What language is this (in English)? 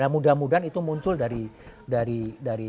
Indonesian